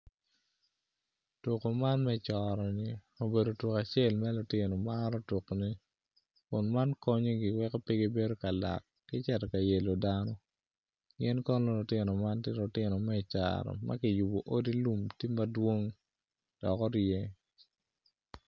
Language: Acoli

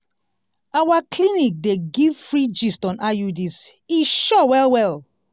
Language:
Nigerian Pidgin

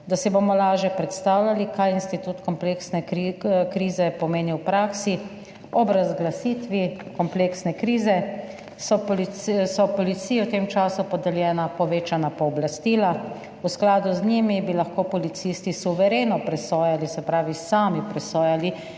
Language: Slovenian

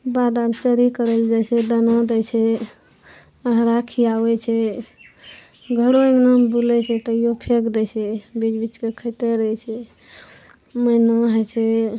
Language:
Maithili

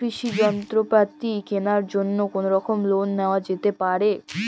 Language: Bangla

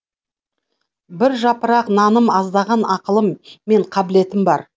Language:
Kazakh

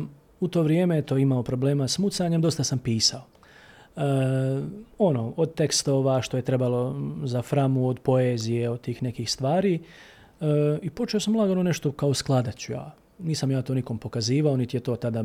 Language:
Croatian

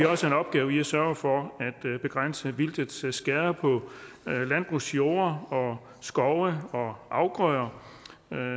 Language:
Danish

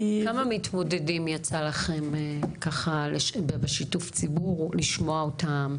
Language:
Hebrew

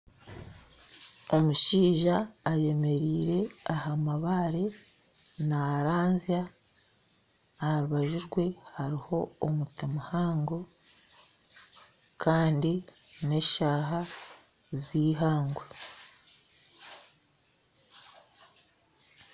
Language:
Nyankole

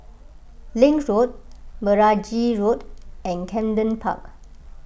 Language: English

